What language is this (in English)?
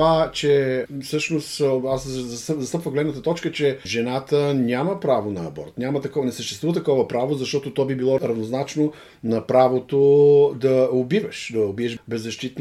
Bulgarian